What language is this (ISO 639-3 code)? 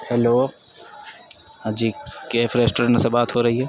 urd